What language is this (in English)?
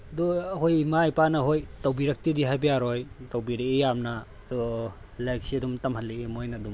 Manipuri